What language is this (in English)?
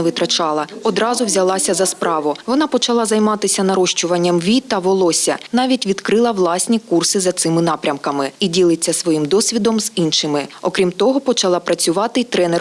Ukrainian